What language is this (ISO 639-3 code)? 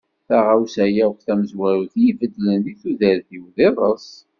kab